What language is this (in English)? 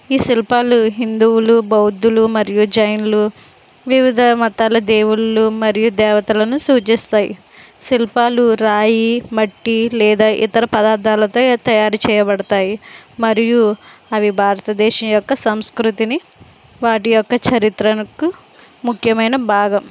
Telugu